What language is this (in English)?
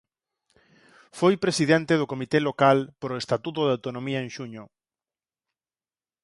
Galician